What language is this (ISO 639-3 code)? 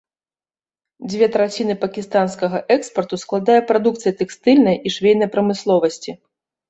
bel